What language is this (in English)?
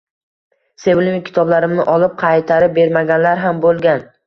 Uzbek